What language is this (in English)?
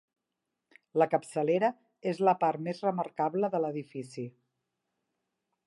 Catalan